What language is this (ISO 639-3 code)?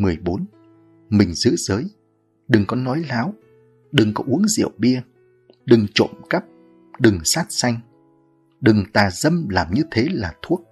vie